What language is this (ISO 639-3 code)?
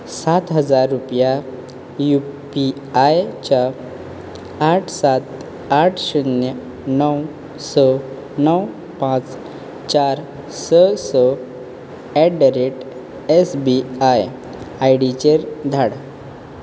kok